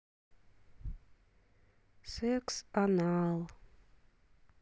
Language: Russian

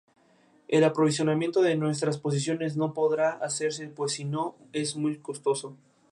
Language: Spanish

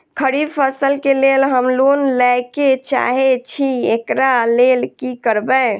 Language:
Maithili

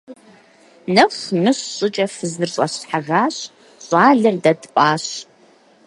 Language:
Kabardian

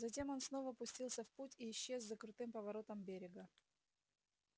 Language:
Russian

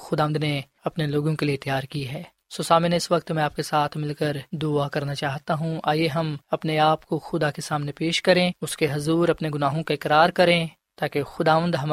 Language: Urdu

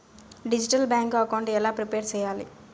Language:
Telugu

